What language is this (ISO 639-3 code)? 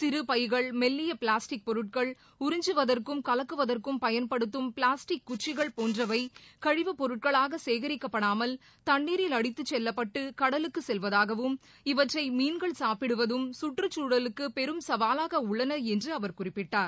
tam